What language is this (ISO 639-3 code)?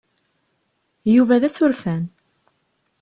kab